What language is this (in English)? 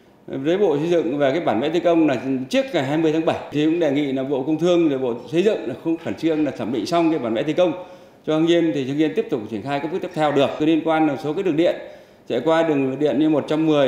Vietnamese